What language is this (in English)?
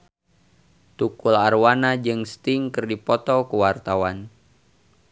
Sundanese